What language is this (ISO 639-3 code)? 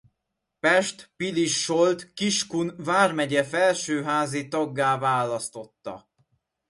hun